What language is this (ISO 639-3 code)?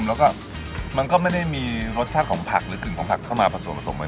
tha